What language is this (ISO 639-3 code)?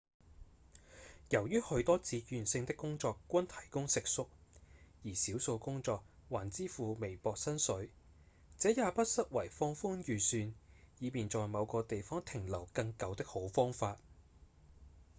yue